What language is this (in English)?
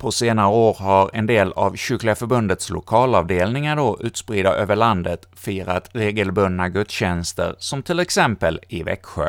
Swedish